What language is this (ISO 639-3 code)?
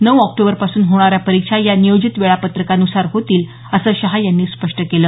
mar